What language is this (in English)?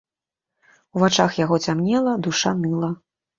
Belarusian